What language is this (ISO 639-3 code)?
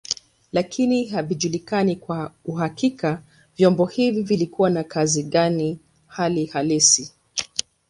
swa